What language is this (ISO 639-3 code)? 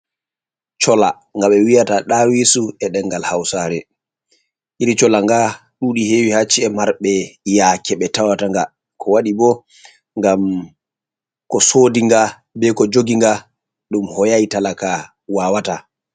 ful